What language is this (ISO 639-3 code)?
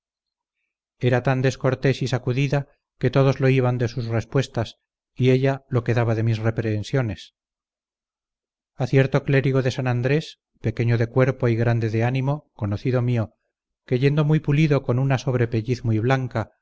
spa